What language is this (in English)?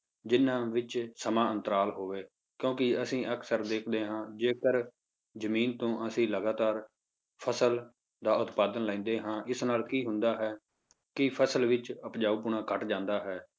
Punjabi